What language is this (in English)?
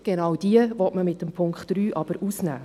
Swiss German